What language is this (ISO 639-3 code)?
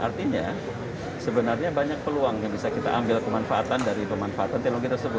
ind